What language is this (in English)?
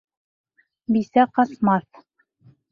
Bashkir